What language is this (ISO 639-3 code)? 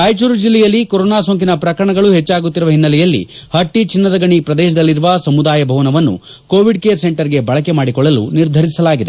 kan